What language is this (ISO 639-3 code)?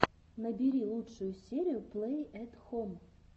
rus